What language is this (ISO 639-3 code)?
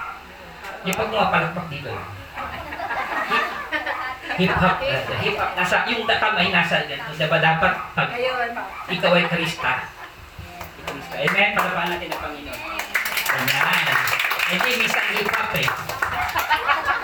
fil